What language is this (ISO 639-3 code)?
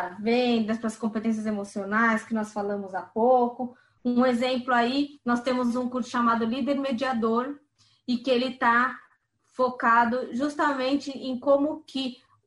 por